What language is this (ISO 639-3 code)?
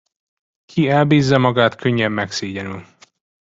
hun